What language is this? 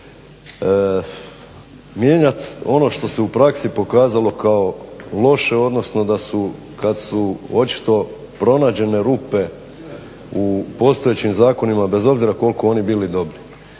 Croatian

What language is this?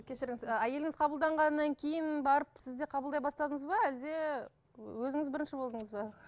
Kazakh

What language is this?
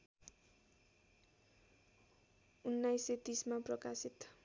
Nepali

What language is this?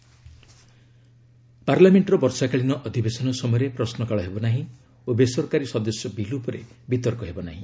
Odia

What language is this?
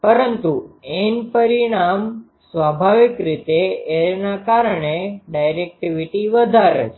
Gujarati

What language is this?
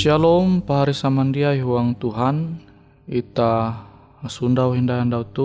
Indonesian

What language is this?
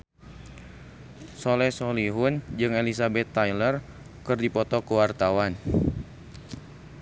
Sundanese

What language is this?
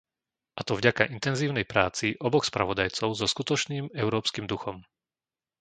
Slovak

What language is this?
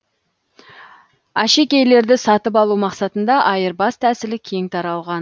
Kazakh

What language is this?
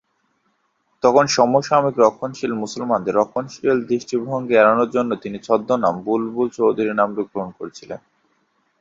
Bangla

